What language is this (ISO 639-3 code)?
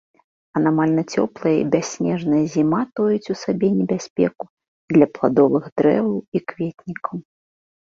bel